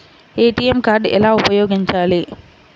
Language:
Telugu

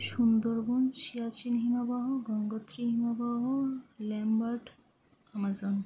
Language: Bangla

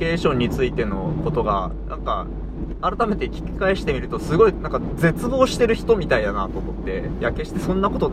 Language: Japanese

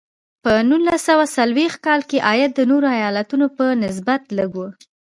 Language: Pashto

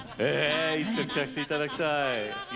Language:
Japanese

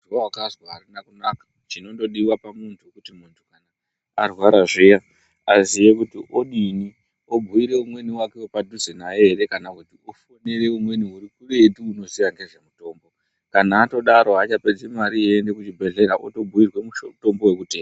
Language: Ndau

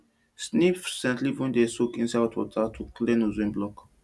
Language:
Nigerian Pidgin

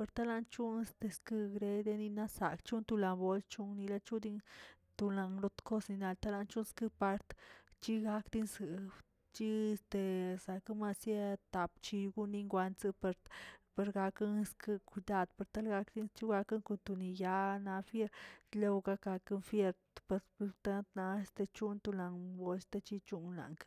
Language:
Tilquiapan Zapotec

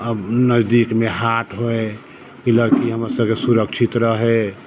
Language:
Maithili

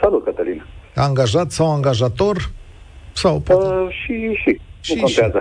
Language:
Romanian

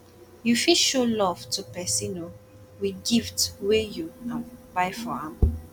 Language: Nigerian Pidgin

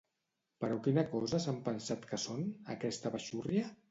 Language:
Catalan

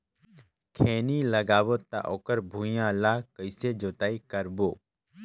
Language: Chhattisgarhi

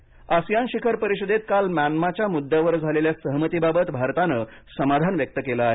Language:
Marathi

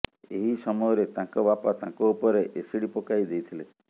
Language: Odia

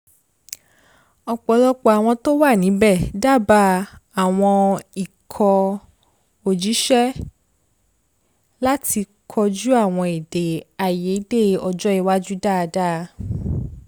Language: Yoruba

